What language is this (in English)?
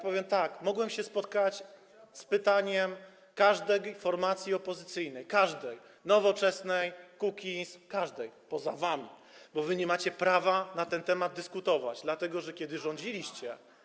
Polish